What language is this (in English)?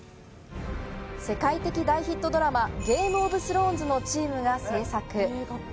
Japanese